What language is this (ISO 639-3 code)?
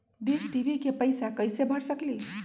mag